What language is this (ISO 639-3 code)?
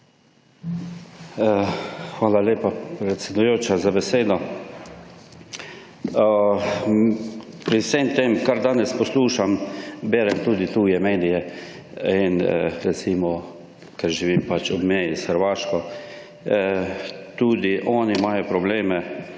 slv